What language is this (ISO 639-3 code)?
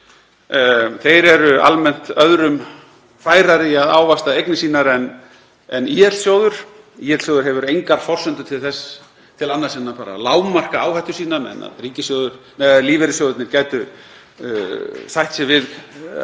isl